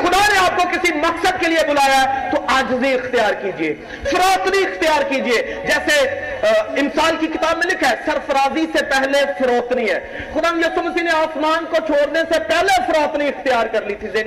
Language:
Urdu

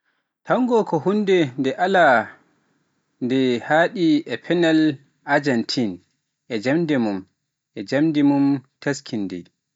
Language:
Pular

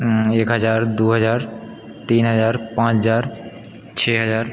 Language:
Maithili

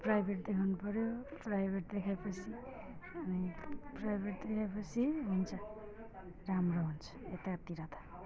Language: Nepali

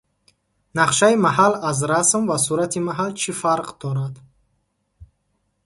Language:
Tajik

